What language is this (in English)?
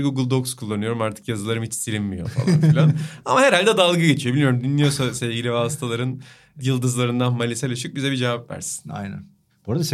Turkish